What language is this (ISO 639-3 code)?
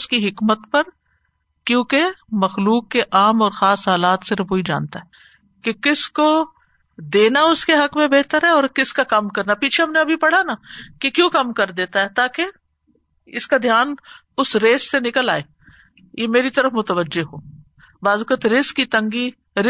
urd